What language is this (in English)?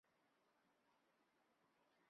Chinese